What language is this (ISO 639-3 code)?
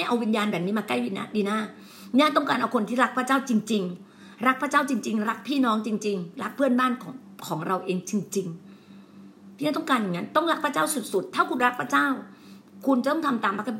tha